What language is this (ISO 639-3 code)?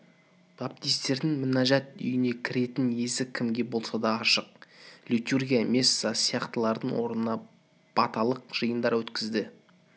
kaz